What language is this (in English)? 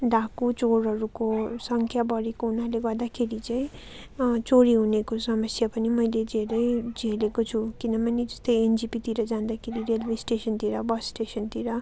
Nepali